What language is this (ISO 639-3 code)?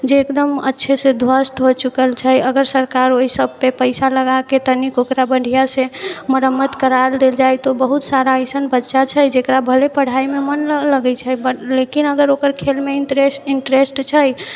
mai